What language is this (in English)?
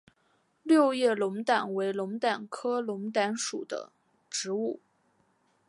Chinese